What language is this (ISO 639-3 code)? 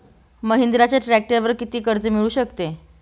mar